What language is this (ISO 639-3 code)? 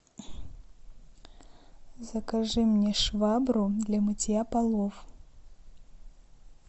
rus